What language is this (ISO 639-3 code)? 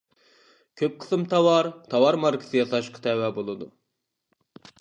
uig